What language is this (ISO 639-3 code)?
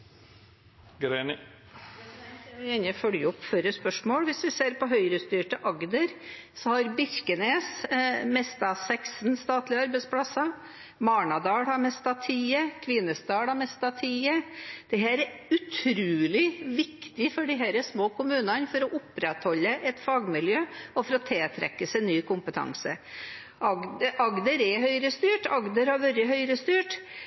nob